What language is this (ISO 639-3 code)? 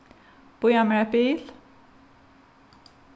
fao